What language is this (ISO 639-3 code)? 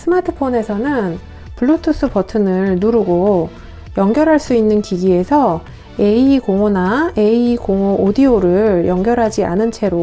kor